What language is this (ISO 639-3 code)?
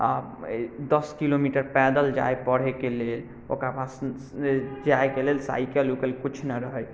mai